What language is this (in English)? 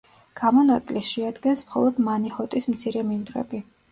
Georgian